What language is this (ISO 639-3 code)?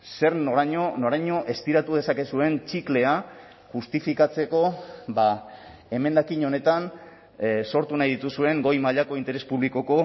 eus